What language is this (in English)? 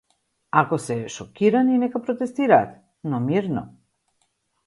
Macedonian